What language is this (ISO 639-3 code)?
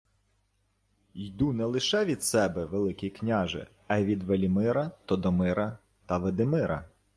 ukr